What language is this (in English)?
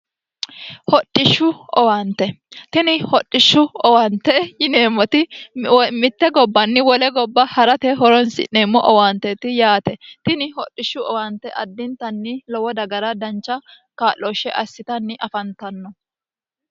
Sidamo